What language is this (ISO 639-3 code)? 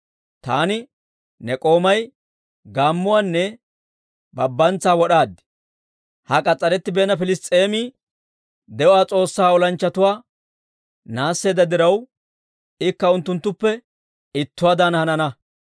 dwr